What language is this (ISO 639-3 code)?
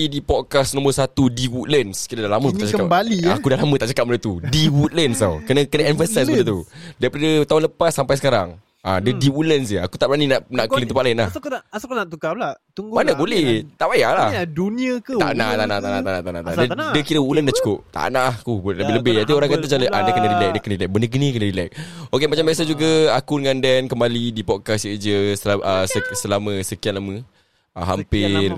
msa